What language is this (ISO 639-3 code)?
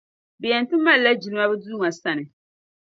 dag